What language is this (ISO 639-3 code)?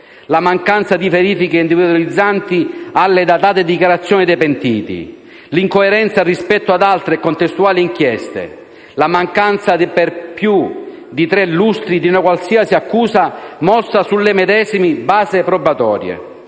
ita